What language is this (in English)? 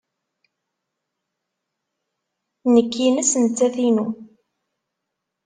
Kabyle